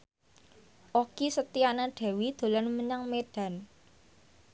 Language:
Javanese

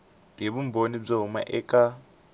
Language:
Tsonga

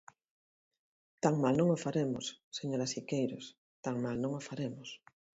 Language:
Galician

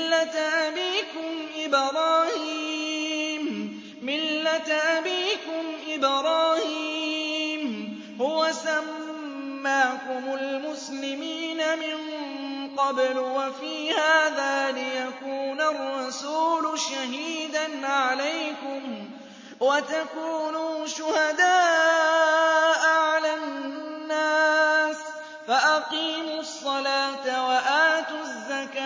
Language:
Arabic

